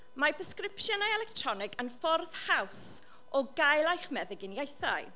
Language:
Welsh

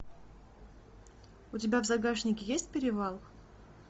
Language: Russian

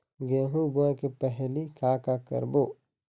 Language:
Chhattisgarhi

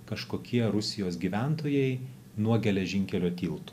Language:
Lithuanian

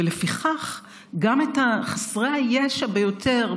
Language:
Hebrew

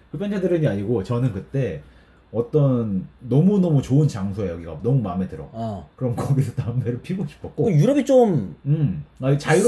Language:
Korean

